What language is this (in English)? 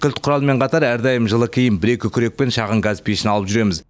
Kazakh